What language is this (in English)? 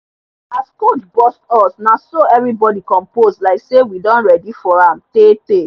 Nigerian Pidgin